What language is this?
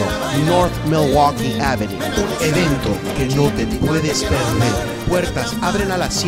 Spanish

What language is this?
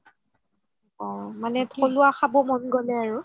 Assamese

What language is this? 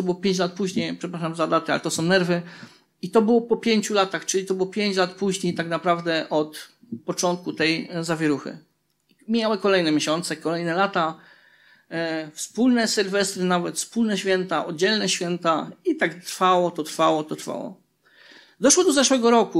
Polish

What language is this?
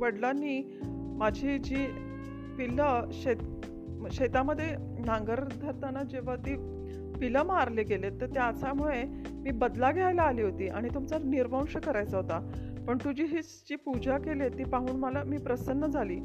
Marathi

